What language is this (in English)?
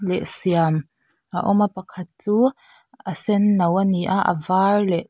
Mizo